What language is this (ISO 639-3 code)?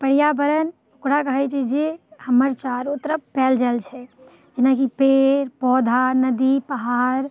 mai